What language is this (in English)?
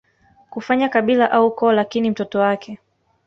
Swahili